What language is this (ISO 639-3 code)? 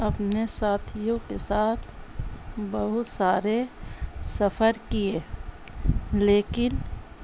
urd